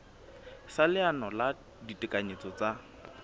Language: Southern Sotho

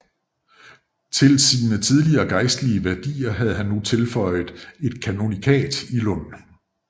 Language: Danish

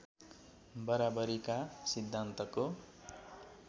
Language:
Nepali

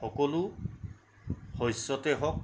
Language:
Assamese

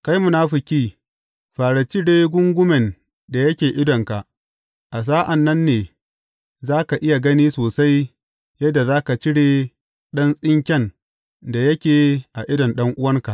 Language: Hausa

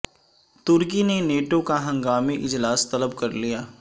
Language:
Urdu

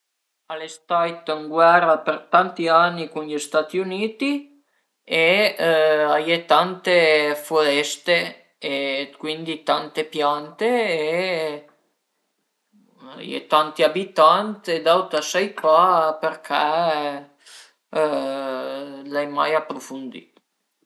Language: Piedmontese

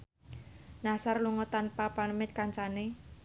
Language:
Javanese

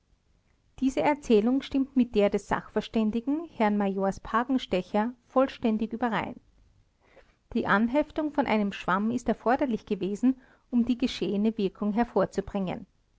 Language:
German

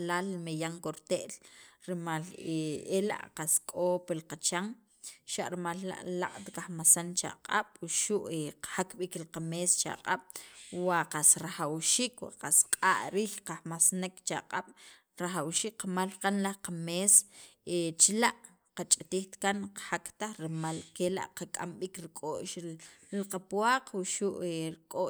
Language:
Sacapulteco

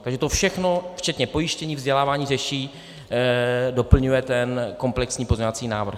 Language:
Czech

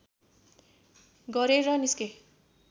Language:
Nepali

